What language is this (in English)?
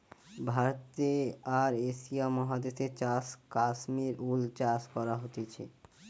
Bangla